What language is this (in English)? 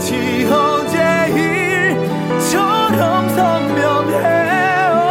Korean